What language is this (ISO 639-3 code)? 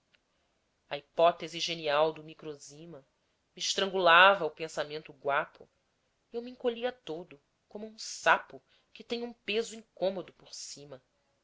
por